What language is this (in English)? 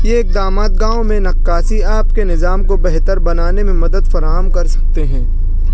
Urdu